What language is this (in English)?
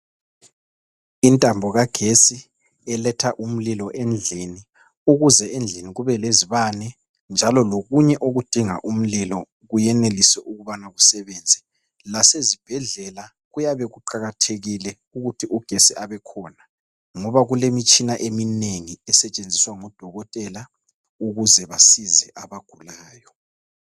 North Ndebele